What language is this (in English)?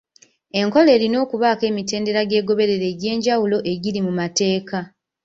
Ganda